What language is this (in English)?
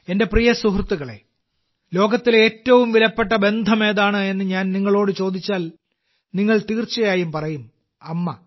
Malayalam